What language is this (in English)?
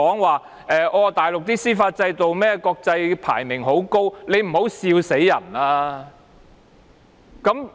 Cantonese